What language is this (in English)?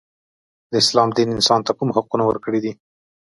Pashto